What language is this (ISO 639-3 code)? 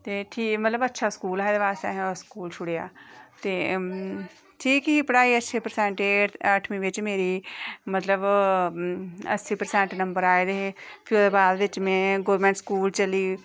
doi